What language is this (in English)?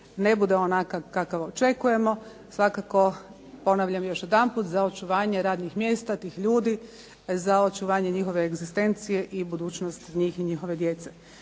Croatian